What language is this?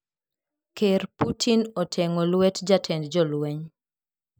Luo (Kenya and Tanzania)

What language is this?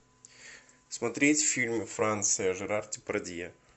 Russian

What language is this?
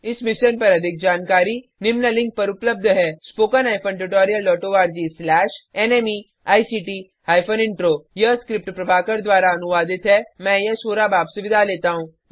Hindi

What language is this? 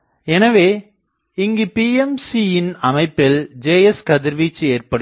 Tamil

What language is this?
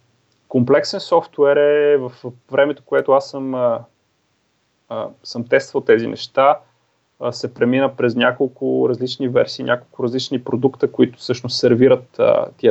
Bulgarian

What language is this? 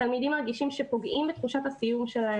Hebrew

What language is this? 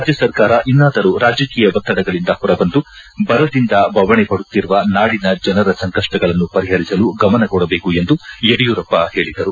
Kannada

